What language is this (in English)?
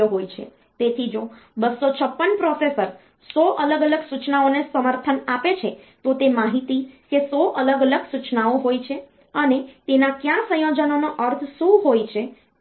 Gujarati